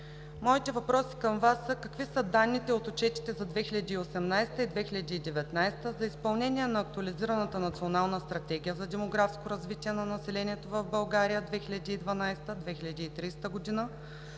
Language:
Bulgarian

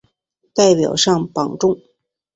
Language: Chinese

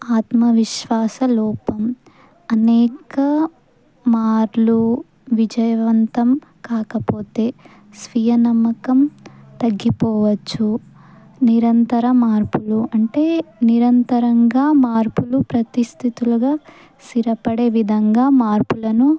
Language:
Telugu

